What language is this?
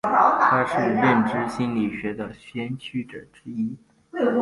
Chinese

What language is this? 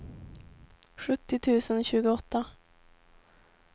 Swedish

